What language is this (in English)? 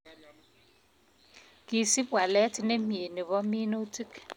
Kalenjin